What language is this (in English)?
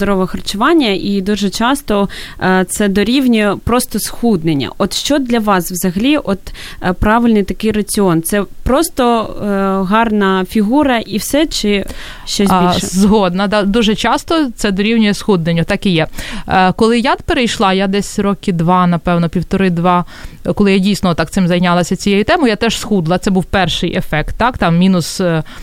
Ukrainian